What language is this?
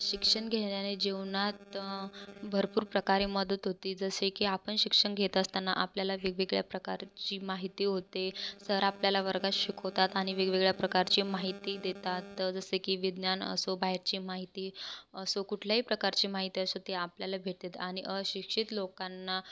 Marathi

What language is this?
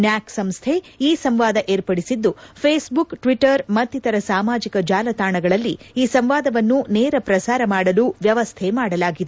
Kannada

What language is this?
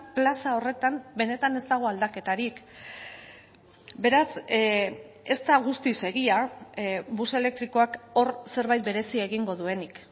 Basque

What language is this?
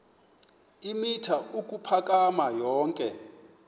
Xhosa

